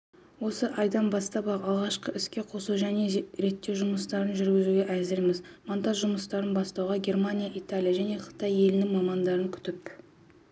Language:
Kazakh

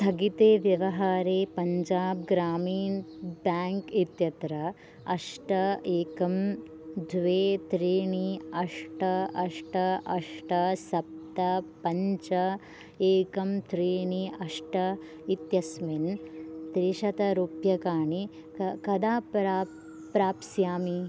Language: Sanskrit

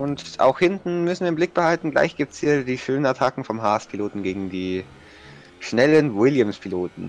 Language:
German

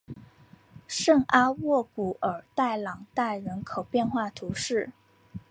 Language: Chinese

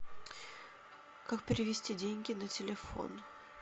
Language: Russian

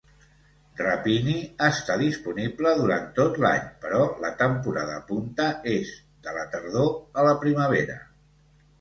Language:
Catalan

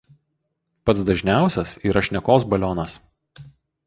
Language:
Lithuanian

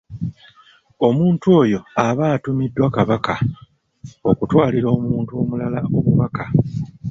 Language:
Ganda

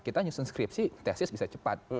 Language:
Indonesian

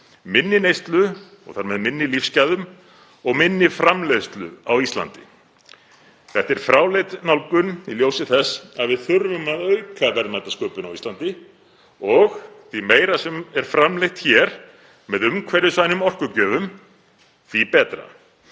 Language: Icelandic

